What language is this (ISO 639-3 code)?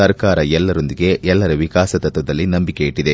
kan